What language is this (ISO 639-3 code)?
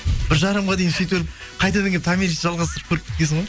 kaz